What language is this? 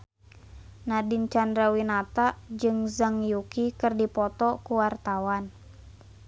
Sundanese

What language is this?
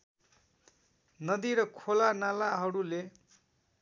Nepali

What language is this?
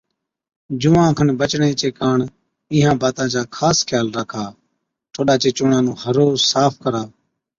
Od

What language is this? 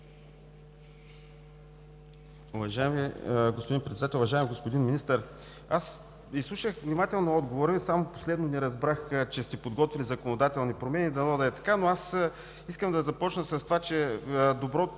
Bulgarian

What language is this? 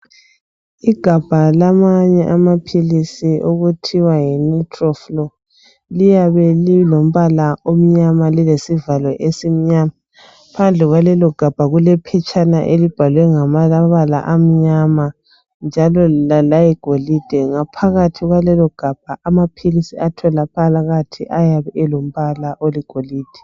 North Ndebele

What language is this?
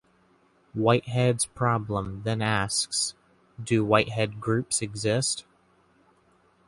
English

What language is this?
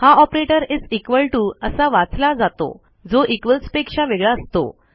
Marathi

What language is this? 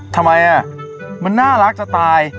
Thai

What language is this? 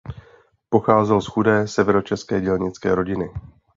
Czech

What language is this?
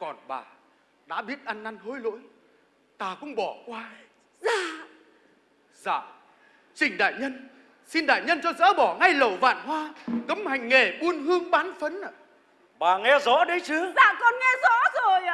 Vietnamese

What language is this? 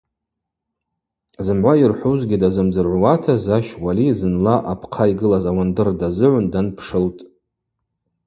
Abaza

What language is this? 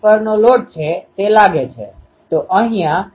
Gujarati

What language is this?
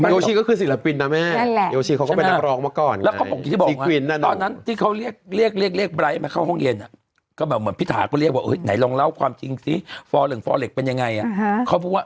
Thai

